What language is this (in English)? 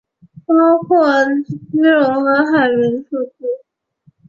Chinese